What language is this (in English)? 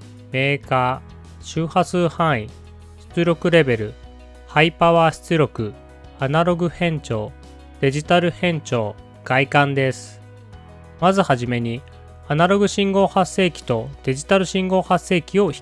Japanese